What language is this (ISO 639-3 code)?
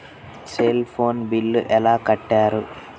tel